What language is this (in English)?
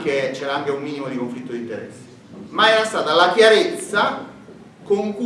Italian